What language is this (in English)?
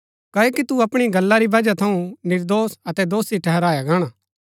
Gaddi